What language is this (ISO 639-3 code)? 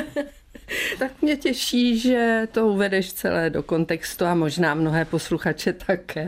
ces